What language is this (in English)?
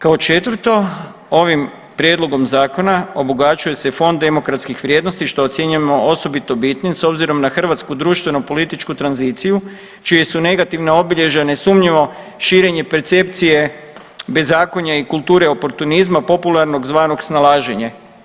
Croatian